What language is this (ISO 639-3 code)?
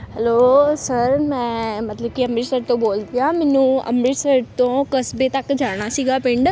pan